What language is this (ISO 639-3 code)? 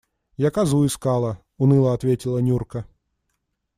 rus